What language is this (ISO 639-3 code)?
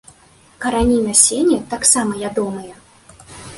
bel